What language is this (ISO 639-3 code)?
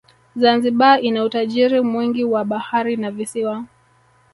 swa